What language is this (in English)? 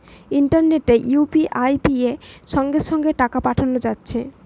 Bangla